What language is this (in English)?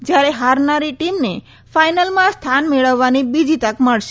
Gujarati